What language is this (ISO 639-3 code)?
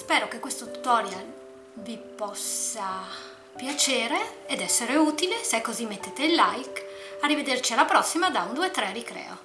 ita